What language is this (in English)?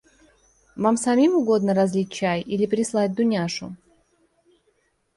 Russian